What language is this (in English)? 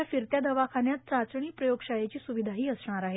Marathi